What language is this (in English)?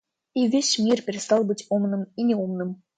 Russian